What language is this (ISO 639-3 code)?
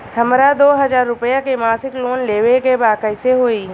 bho